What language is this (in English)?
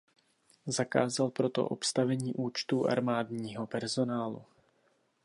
Czech